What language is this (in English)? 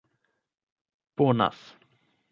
Esperanto